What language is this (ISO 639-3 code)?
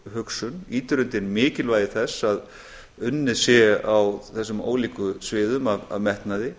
isl